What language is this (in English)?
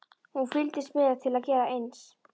Icelandic